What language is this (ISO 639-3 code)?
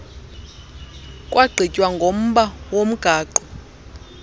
xho